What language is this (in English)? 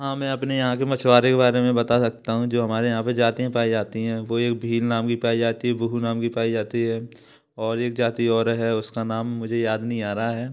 Hindi